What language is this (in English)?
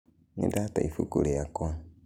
Kikuyu